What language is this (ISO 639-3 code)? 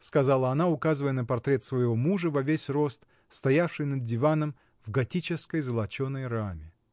rus